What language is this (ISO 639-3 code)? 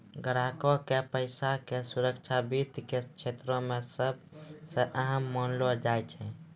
mai